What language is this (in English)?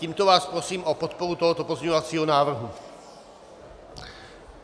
Czech